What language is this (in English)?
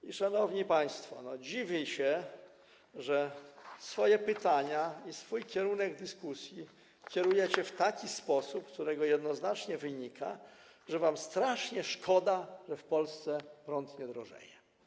Polish